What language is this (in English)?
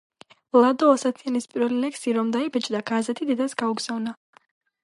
Georgian